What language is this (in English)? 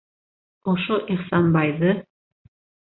Bashkir